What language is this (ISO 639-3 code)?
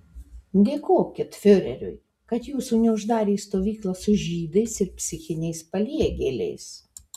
lit